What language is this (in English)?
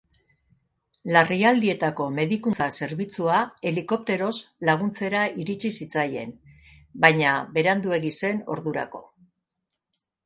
Basque